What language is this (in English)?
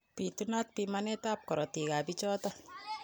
Kalenjin